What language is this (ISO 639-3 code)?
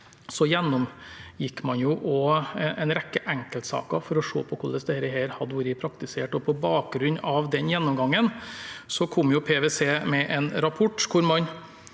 nor